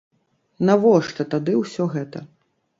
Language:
Belarusian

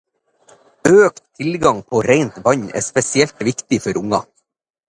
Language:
Norwegian Bokmål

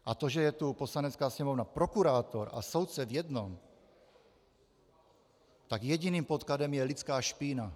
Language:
Czech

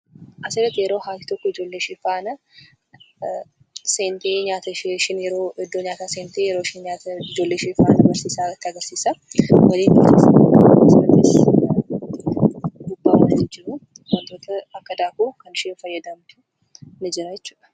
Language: Oromo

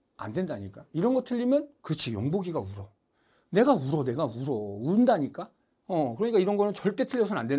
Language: Korean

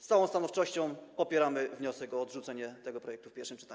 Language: Polish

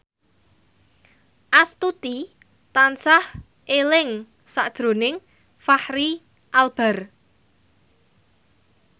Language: Javanese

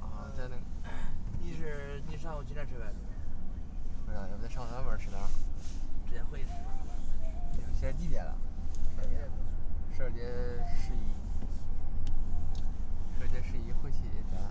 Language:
Chinese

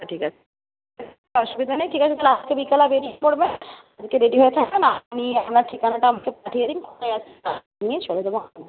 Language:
Bangla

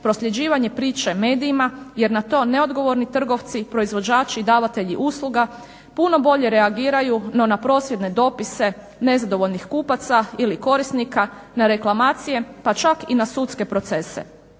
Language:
Croatian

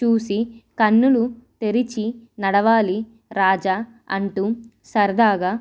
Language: Telugu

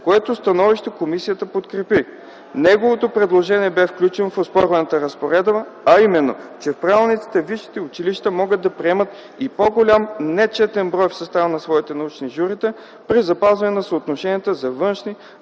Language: Bulgarian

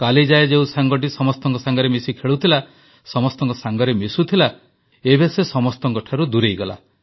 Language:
Odia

